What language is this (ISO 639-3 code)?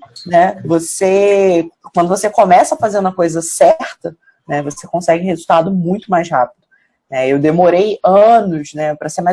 por